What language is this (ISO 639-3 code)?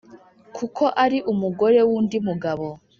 kin